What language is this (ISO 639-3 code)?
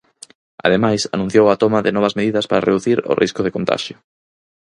glg